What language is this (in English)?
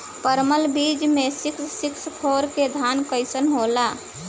Bhojpuri